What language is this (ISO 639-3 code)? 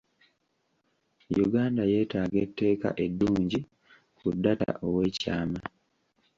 lug